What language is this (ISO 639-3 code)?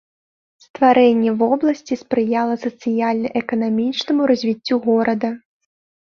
bel